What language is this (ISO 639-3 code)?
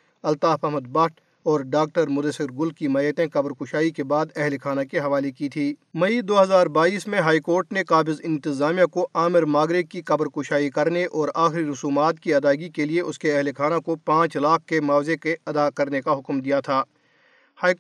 urd